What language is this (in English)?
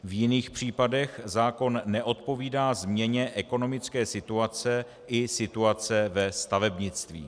Czech